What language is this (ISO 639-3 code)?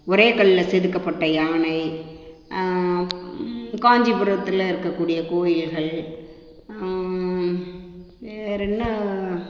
tam